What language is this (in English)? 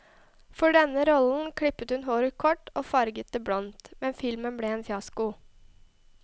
Norwegian